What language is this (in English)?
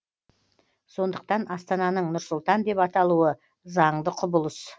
Kazakh